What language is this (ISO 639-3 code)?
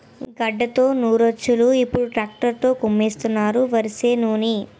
tel